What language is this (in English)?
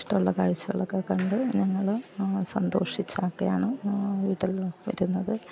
Malayalam